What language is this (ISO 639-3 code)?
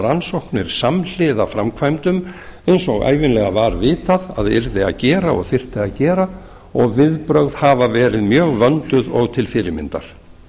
isl